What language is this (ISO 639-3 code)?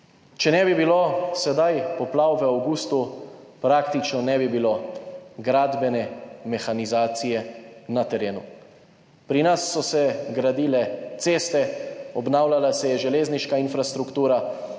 slv